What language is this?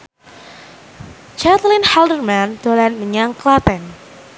Javanese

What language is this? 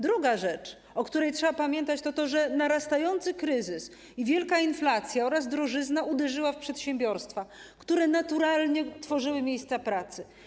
Polish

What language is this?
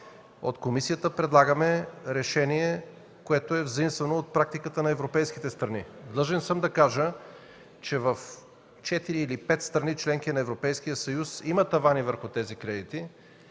Bulgarian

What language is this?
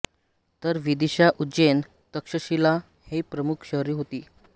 Marathi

